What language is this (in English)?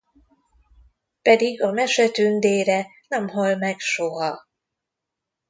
Hungarian